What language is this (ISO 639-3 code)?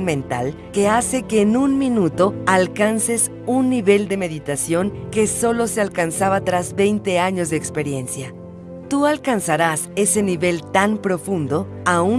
spa